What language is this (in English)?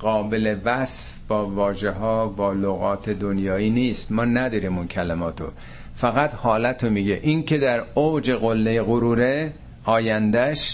Persian